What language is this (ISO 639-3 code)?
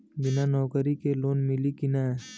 bho